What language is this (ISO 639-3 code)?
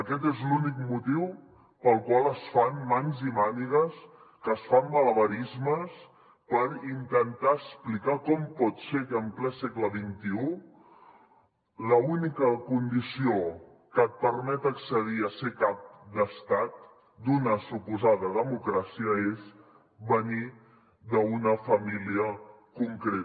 cat